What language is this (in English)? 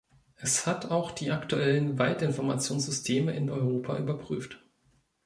German